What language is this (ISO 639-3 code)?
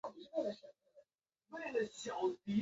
zho